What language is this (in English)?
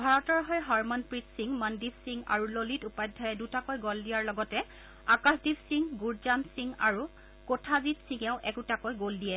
Assamese